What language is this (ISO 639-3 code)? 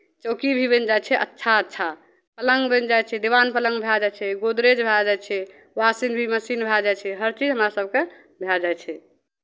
mai